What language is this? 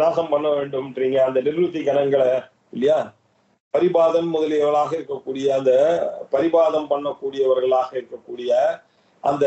Arabic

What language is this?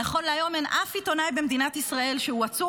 Hebrew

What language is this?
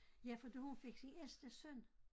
Danish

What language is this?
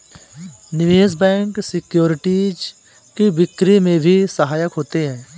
Hindi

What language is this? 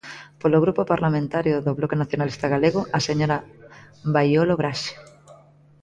Galician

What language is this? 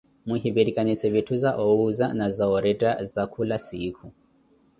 Koti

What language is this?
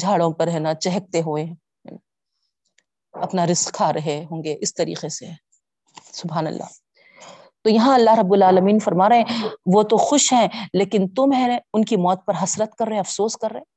Urdu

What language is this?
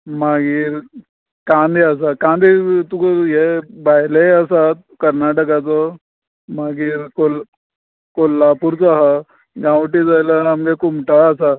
Konkani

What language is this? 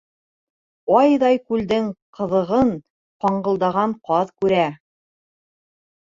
Bashkir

